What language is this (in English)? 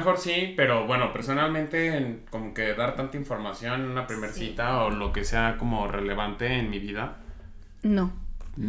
Spanish